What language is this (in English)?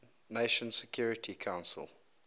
English